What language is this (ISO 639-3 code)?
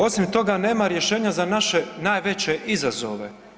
hrv